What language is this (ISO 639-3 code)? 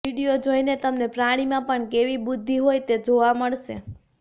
guj